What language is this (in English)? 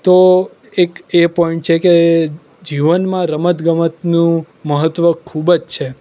Gujarati